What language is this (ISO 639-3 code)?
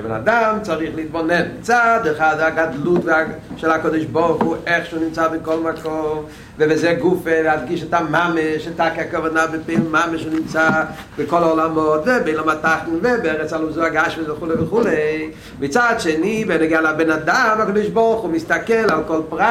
heb